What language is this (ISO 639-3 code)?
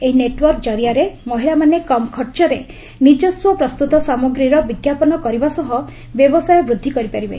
ori